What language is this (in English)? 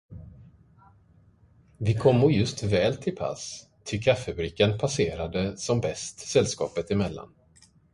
Swedish